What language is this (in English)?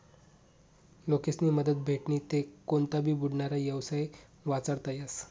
Marathi